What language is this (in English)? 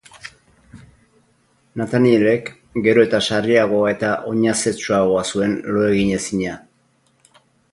Basque